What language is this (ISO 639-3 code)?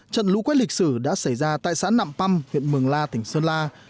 vie